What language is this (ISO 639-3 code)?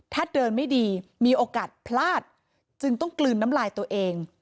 tha